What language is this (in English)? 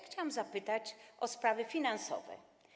Polish